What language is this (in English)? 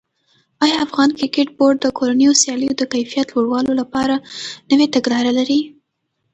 Pashto